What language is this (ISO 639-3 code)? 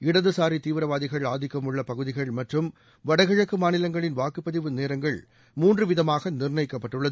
tam